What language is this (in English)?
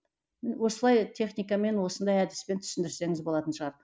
Kazakh